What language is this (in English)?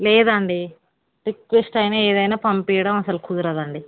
Telugu